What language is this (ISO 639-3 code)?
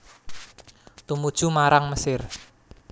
jav